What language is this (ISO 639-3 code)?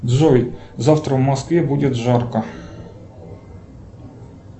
rus